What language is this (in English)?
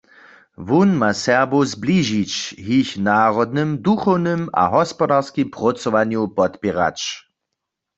Upper Sorbian